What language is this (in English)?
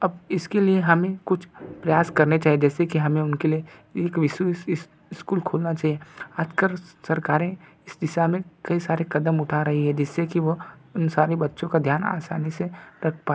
Hindi